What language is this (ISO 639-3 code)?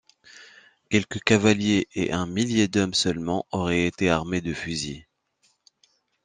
fra